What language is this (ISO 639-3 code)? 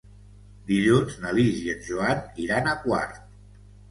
cat